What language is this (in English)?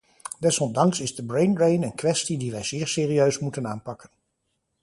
Dutch